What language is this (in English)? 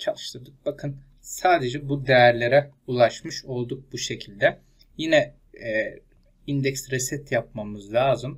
Turkish